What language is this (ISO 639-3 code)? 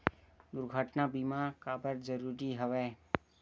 hne